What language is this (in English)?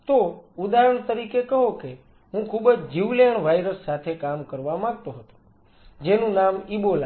Gujarati